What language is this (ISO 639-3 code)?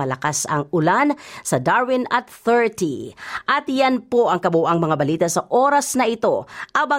fil